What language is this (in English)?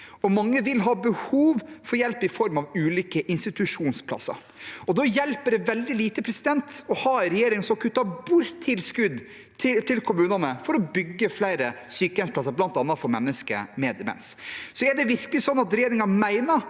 Norwegian